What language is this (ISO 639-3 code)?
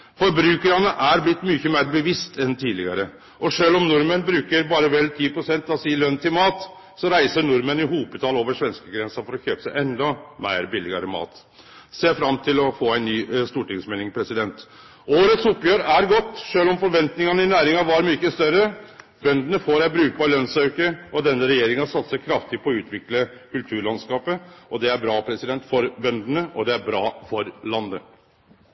nno